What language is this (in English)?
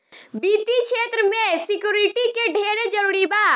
Bhojpuri